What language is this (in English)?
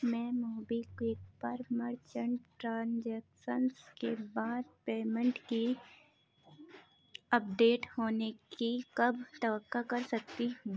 Urdu